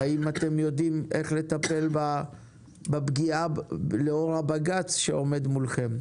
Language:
Hebrew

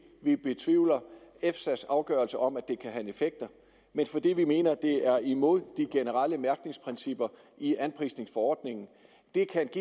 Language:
Danish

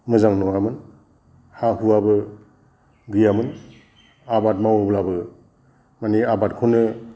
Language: Bodo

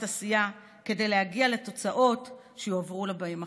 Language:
Hebrew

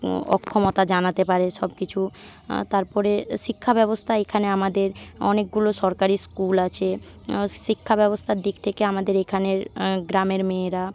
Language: Bangla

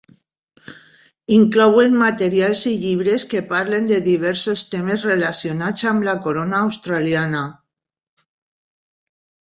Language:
Catalan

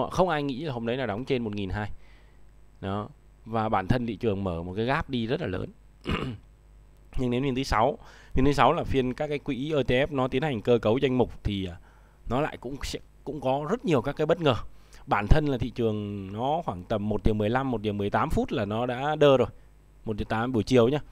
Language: Vietnamese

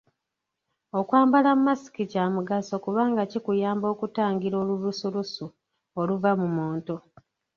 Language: Ganda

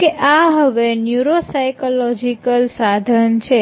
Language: Gujarati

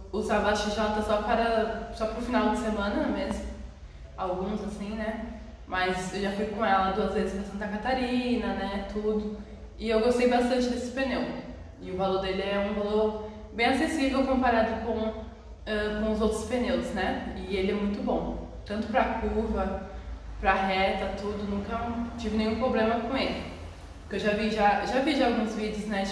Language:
Portuguese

